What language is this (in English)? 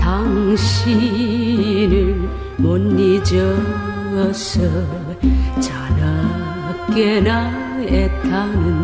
Korean